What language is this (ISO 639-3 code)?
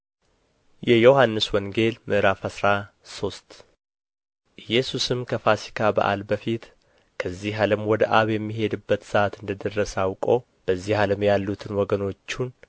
amh